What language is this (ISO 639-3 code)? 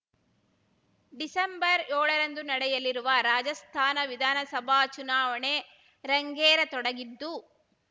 kan